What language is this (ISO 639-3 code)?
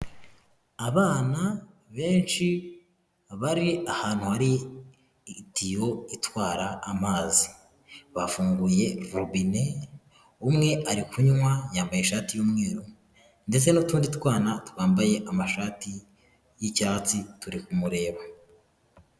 kin